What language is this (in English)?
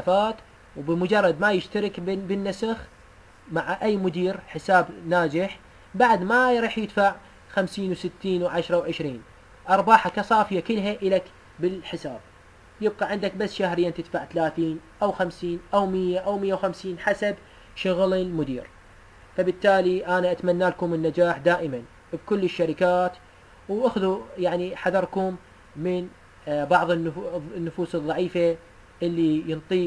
Arabic